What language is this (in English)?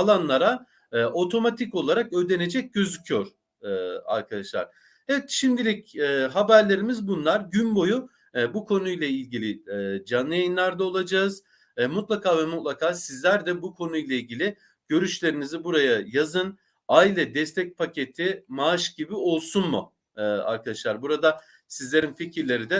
Turkish